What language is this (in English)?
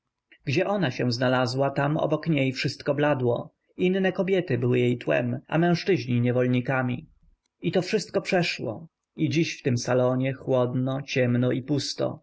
Polish